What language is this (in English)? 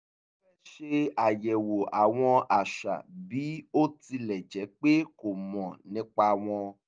Yoruba